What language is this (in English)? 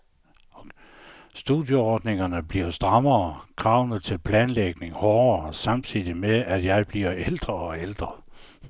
Danish